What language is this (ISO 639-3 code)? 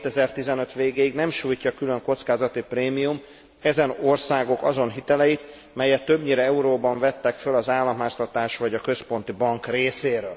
hun